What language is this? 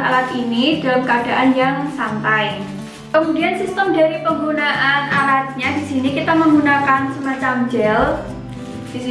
Indonesian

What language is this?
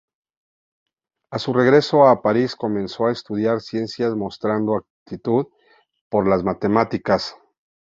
Spanish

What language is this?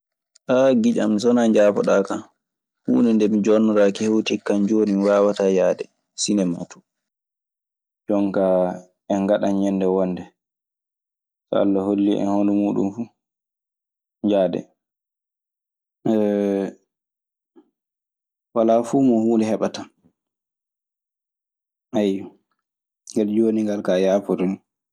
Maasina Fulfulde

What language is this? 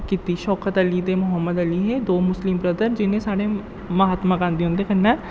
Dogri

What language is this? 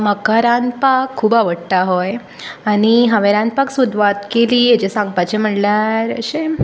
Konkani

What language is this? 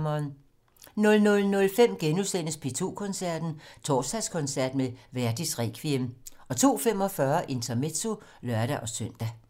Danish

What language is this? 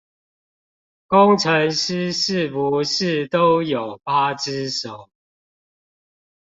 Chinese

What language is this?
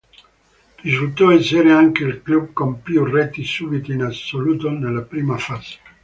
Italian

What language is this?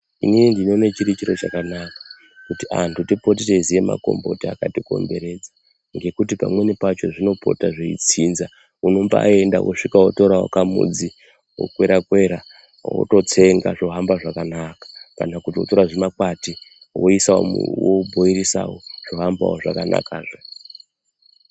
Ndau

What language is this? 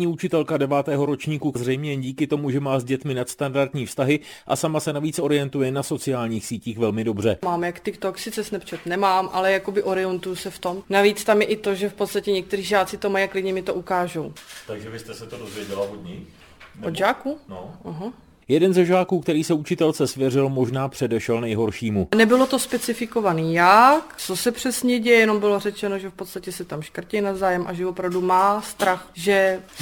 Czech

